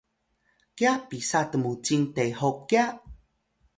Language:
Atayal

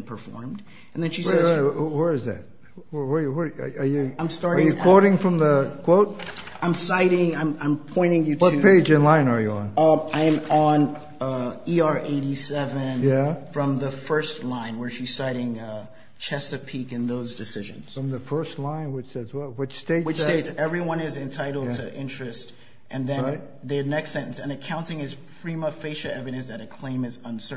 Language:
English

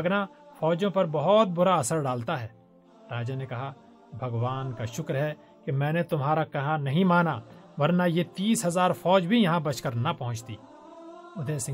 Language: Urdu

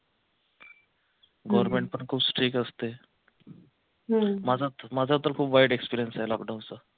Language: Marathi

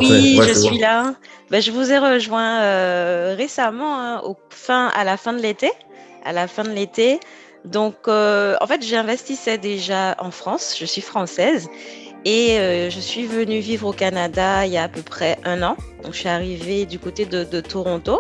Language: French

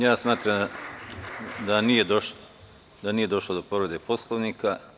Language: Serbian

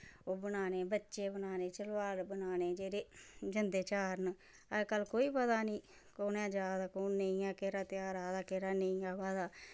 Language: Dogri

